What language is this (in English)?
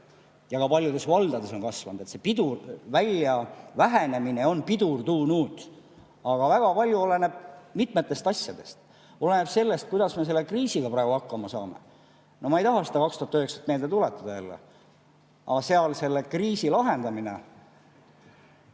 Estonian